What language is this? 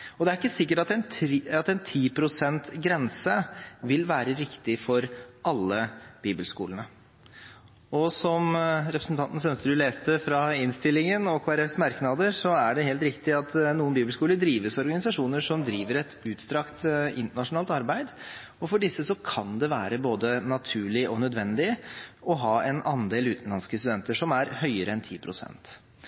Norwegian Bokmål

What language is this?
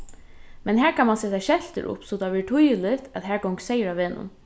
Faroese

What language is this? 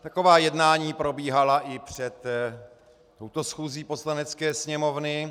Czech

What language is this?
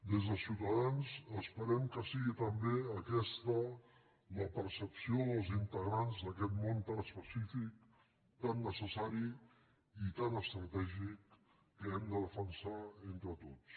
Catalan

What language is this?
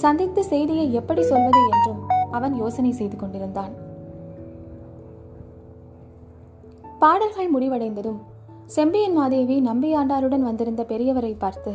Tamil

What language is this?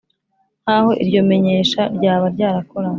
Kinyarwanda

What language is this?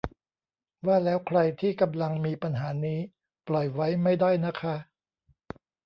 Thai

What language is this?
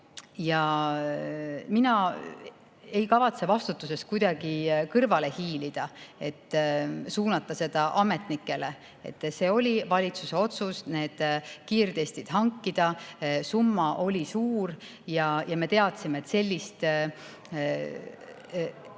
Estonian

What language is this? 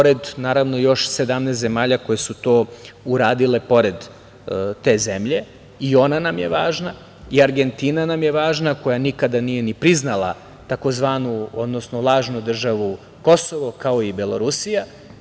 Serbian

